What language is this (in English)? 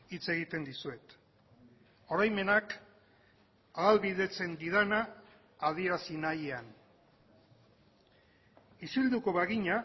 Basque